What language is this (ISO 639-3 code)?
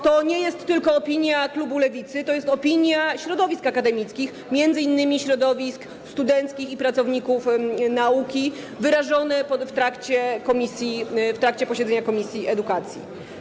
pol